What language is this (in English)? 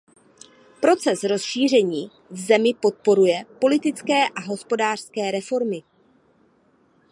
Czech